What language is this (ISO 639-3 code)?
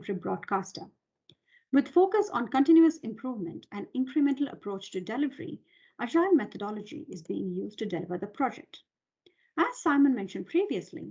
eng